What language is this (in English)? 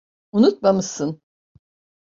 Turkish